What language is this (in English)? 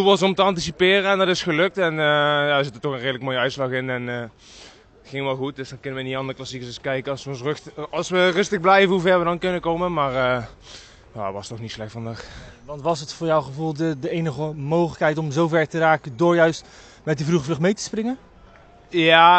Dutch